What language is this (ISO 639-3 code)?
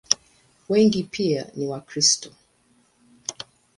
swa